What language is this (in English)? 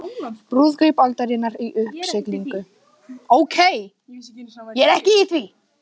Icelandic